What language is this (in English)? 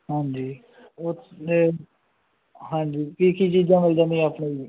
Punjabi